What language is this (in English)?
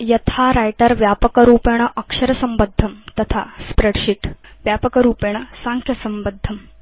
Sanskrit